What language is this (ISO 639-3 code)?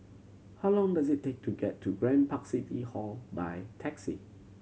eng